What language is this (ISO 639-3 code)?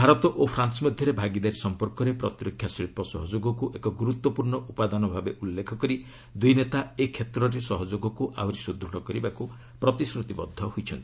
ori